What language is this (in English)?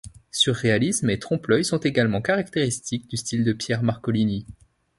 French